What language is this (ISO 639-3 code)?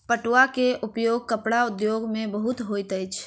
mai